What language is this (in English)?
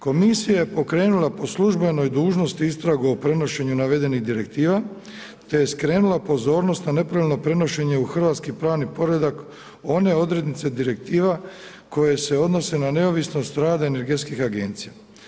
Croatian